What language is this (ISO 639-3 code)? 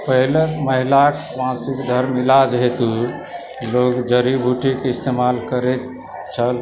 mai